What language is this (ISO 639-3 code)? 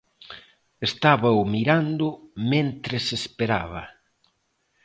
glg